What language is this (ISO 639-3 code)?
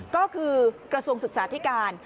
tha